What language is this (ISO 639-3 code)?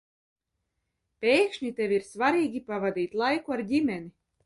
lav